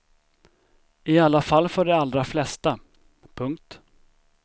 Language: Swedish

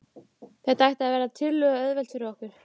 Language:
Icelandic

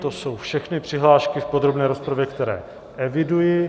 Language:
Czech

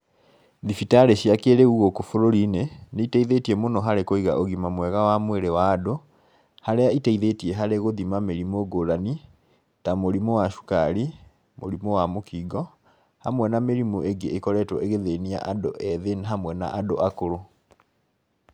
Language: Kikuyu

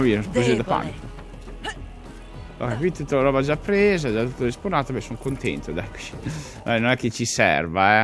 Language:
Italian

